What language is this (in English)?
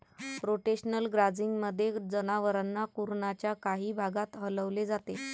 Marathi